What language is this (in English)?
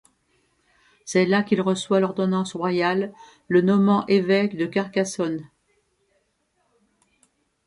French